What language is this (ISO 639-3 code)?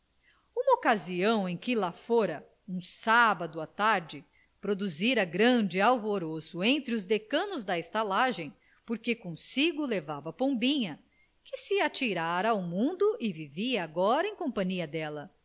por